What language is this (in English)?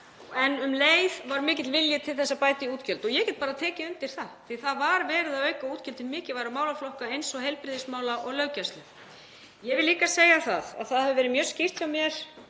Icelandic